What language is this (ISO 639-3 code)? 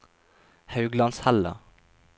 nor